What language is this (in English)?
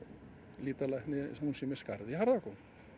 Icelandic